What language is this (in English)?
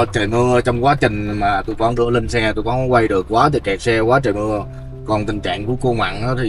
Vietnamese